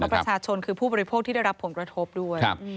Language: Thai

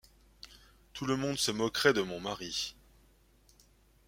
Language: French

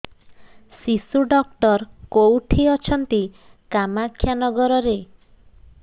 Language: Odia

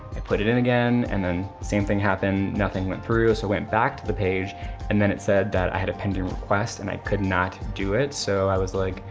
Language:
English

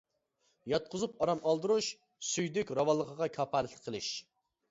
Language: Uyghur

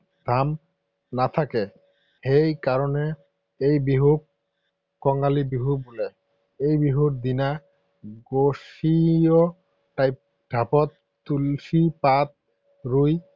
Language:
Assamese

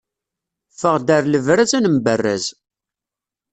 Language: Kabyle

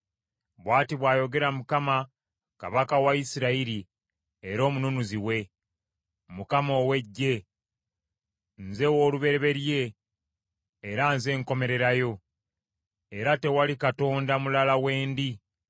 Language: Ganda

